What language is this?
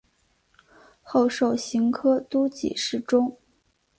Chinese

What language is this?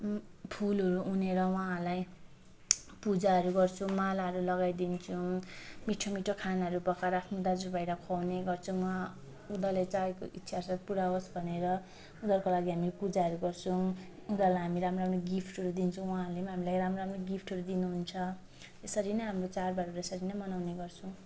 Nepali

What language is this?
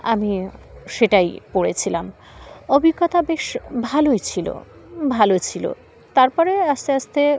Bangla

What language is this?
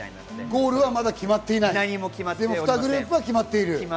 Japanese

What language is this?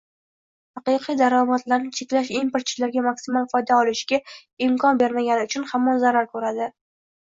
Uzbek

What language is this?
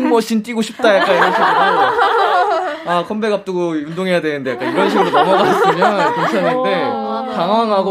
Korean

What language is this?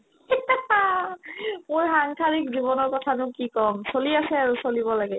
Assamese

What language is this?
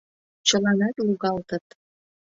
Mari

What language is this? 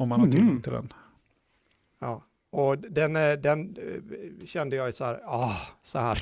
Swedish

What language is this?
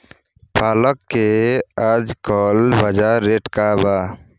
Bhojpuri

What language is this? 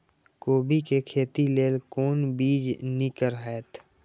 Maithili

